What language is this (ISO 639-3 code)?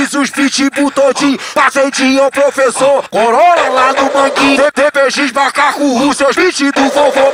ron